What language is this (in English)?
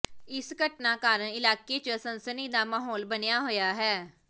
Punjabi